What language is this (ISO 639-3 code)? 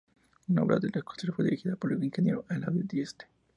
spa